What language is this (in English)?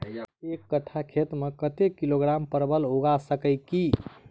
Maithili